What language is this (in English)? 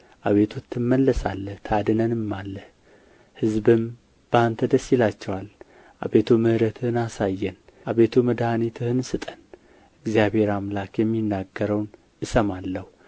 Amharic